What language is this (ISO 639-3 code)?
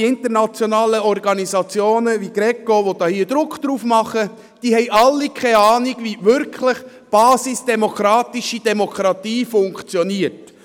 gsw